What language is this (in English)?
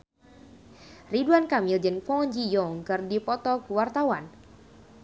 Sundanese